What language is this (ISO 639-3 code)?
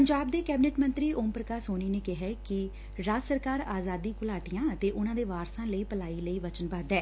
pan